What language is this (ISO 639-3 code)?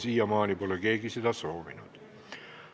est